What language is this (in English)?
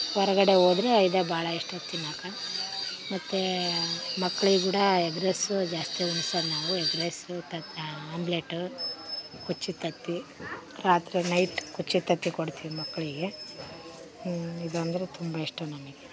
Kannada